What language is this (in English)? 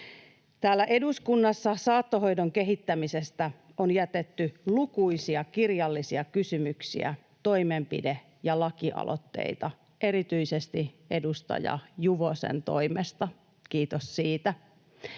Finnish